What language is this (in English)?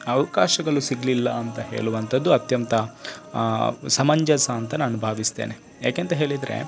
Kannada